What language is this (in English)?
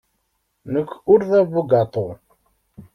Kabyle